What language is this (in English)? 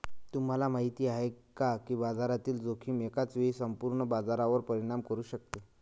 Marathi